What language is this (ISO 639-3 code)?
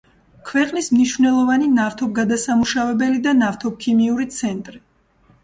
kat